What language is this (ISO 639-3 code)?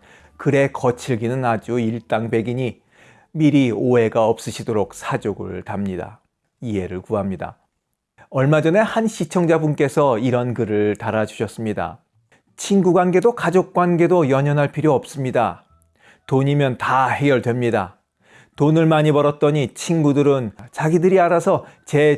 kor